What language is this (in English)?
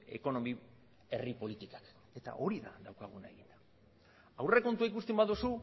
Basque